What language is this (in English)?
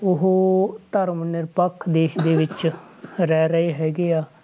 Punjabi